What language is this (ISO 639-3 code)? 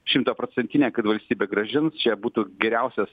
lit